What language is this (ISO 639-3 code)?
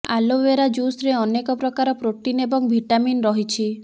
ori